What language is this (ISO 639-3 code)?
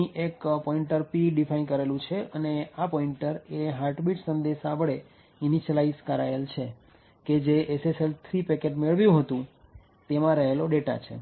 guj